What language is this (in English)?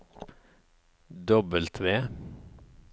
Norwegian